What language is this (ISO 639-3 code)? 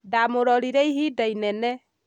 kik